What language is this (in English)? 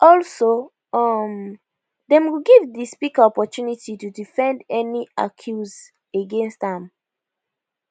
Nigerian Pidgin